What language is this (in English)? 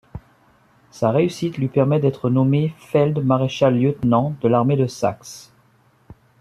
French